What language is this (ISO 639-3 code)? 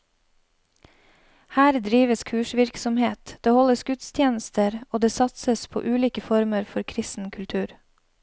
nor